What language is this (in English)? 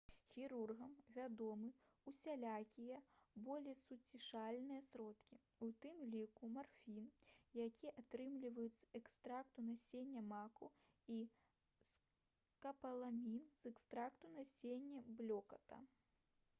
Belarusian